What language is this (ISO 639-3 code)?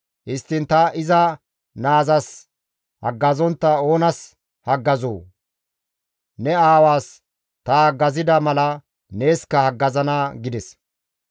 gmv